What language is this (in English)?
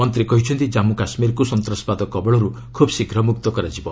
Odia